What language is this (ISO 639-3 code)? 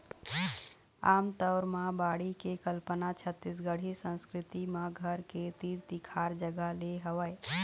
hne